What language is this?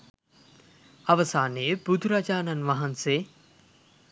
Sinhala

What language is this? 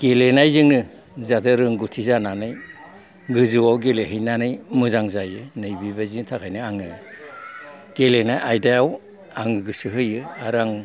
Bodo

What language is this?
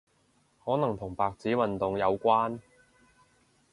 Cantonese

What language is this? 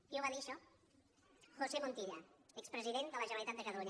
Catalan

